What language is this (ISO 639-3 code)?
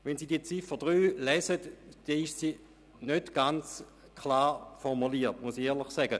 gsw